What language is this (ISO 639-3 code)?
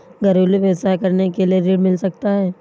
hin